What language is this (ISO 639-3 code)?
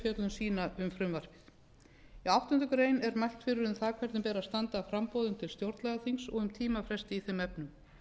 isl